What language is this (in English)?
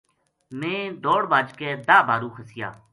Gujari